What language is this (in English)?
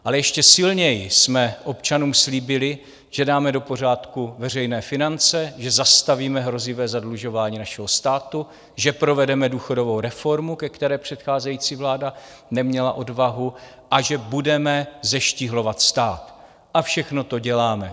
Czech